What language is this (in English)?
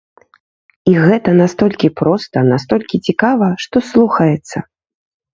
Belarusian